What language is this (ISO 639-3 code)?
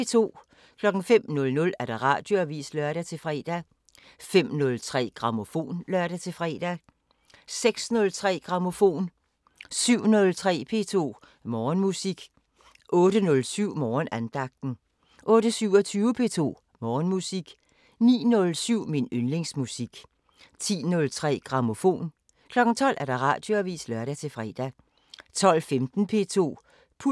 dan